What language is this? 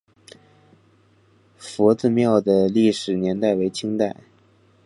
Chinese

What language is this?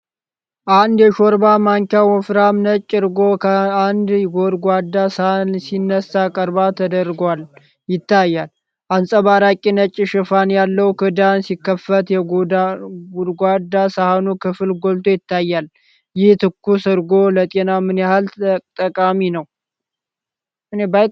Amharic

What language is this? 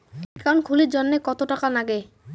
Bangla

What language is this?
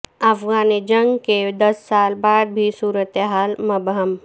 Urdu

